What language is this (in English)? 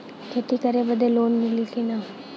Bhojpuri